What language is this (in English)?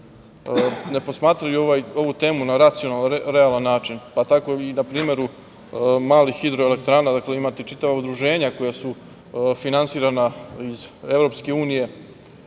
Serbian